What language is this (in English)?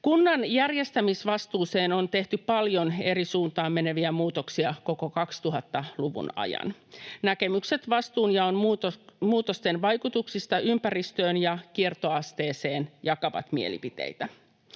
Finnish